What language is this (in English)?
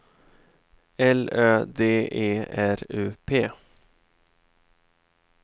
Swedish